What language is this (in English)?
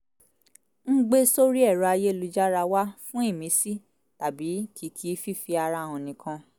Yoruba